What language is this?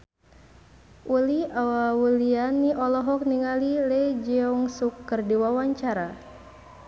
Sundanese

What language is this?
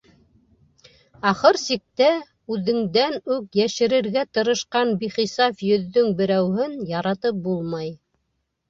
Bashkir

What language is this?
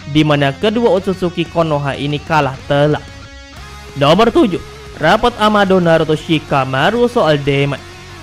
Indonesian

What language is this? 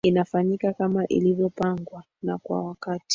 Swahili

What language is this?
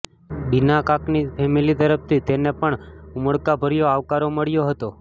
Gujarati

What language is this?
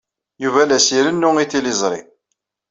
Kabyle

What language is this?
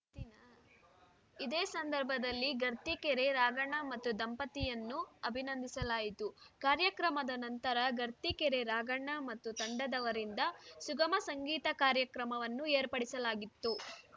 Kannada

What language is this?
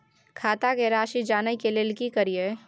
Maithili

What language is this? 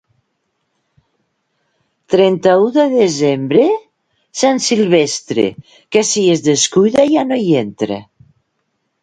Catalan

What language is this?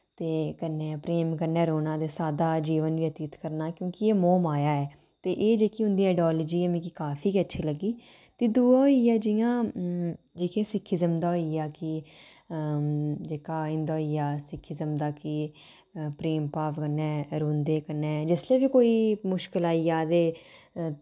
Dogri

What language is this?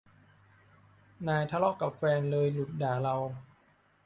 Thai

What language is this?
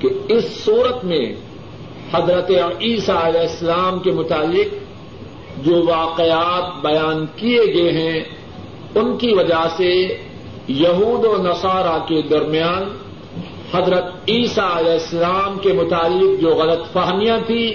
Urdu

